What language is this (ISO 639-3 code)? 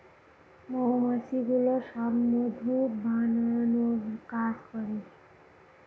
ben